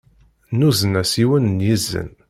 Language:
Kabyle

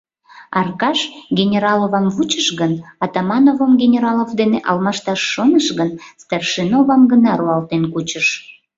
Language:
Mari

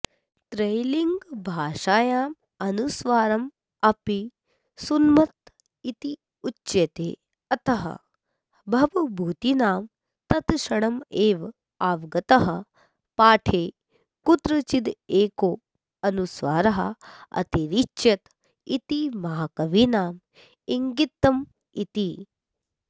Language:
Sanskrit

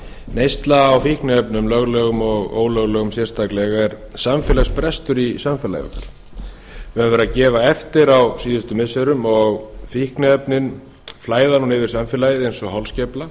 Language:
Icelandic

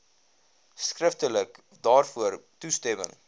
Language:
Afrikaans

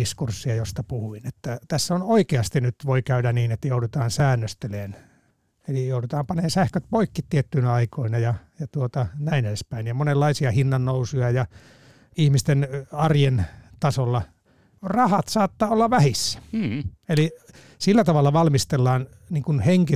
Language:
Finnish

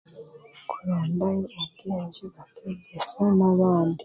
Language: Chiga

